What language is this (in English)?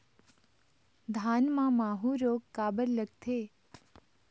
Chhattisgarhi